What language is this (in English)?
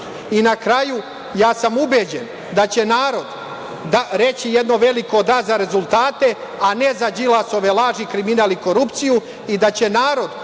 Serbian